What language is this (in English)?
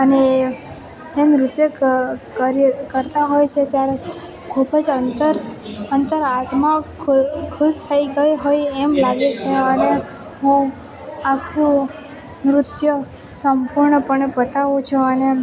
Gujarati